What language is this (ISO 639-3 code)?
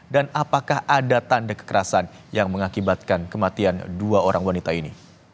ind